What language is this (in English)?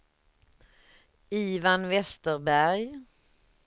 Swedish